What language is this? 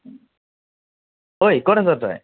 Assamese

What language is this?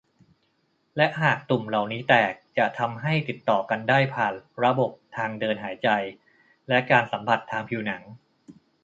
Thai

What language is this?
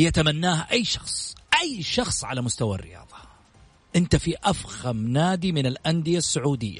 Arabic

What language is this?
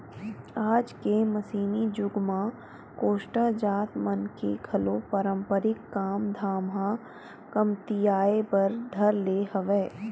Chhattisgarhi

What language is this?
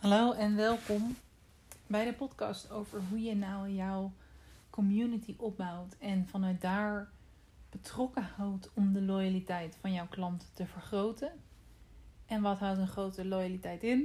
Dutch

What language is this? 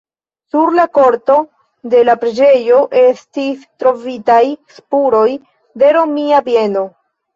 Esperanto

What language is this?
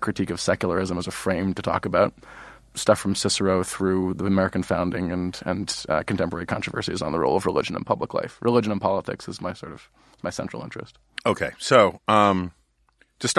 English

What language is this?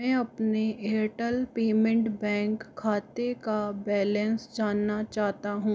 Hindi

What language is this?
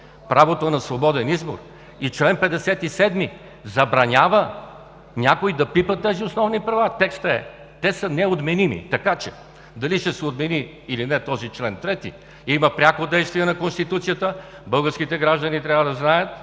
Bulgarian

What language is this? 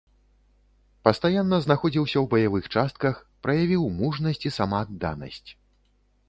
Belarusian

